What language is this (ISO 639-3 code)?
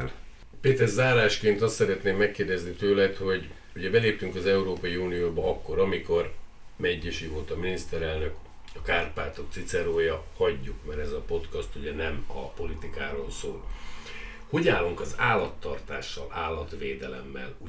hun